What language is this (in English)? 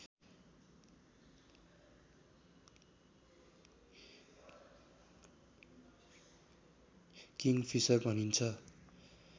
Nepali